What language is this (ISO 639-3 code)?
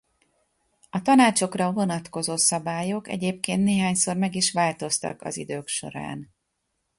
hun